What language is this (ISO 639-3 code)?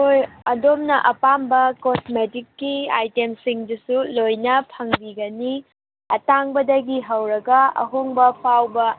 mni